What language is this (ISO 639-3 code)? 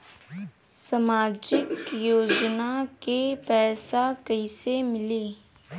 bho